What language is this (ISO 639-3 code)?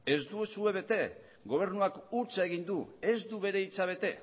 eus